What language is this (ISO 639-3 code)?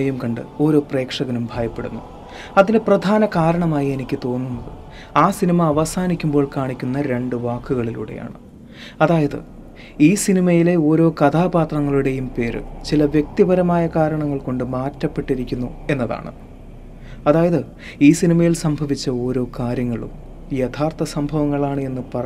mal